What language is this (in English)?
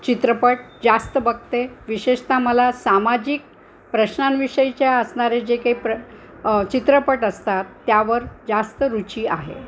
Marathi